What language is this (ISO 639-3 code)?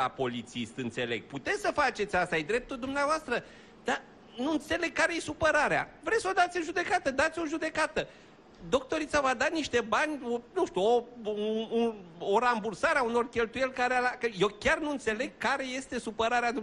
ron